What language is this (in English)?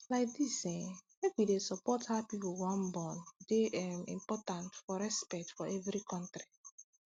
Nigerian Pidgin